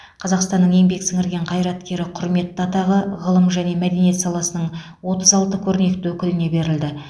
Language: Kazakh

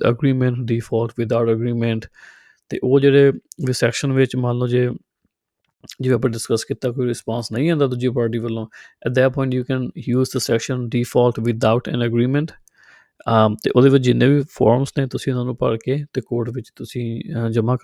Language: Punjabi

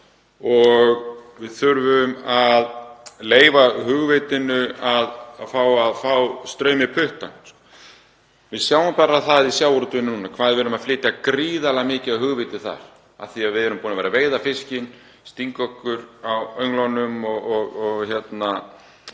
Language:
Icelandic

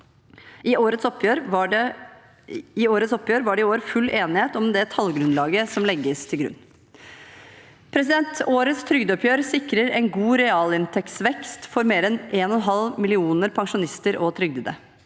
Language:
Norwegian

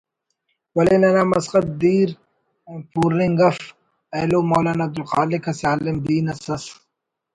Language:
Brahui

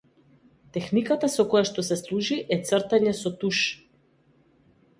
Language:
Macedonian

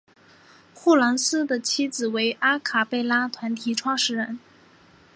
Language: Chinese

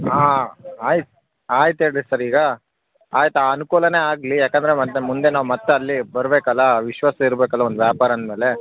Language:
Kannada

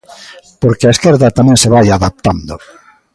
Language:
Galician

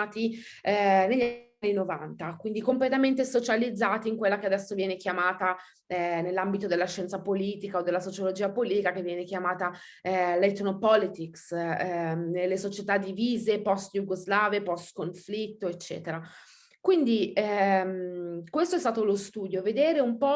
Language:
Italian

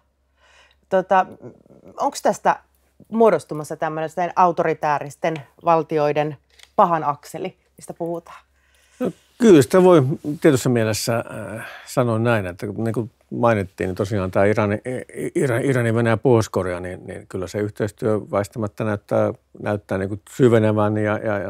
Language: Finnish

